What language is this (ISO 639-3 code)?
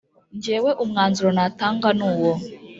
kin